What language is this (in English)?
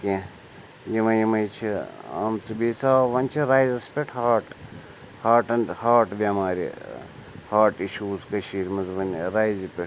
Kashmiri